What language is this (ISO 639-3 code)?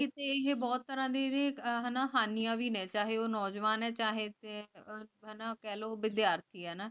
pan